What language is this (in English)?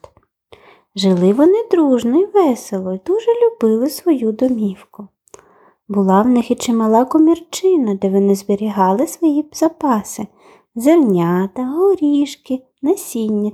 Ukrainian